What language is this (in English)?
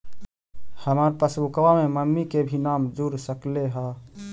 Magahi